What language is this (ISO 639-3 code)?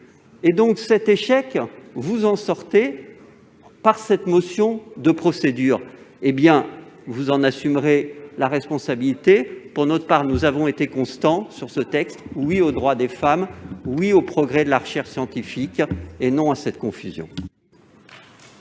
fra